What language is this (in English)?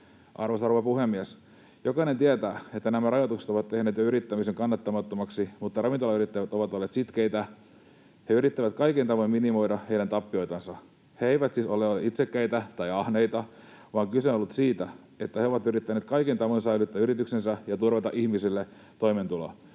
Finnish